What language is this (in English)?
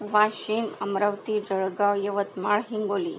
Marathi